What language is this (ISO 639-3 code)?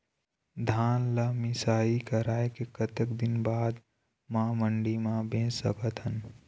hne